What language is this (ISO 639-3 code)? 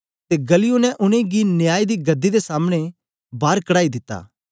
doi